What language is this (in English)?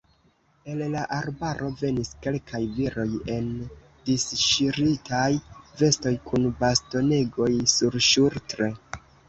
Esperanto